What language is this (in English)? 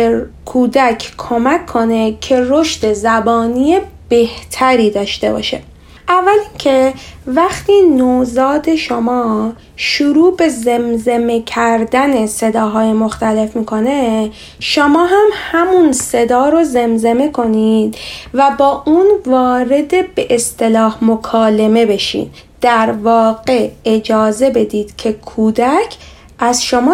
Persian